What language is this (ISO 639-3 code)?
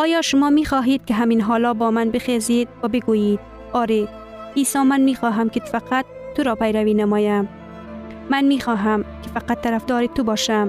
fas